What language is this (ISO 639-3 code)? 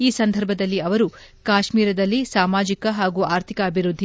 kan